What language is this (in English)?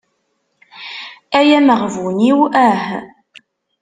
Kabyle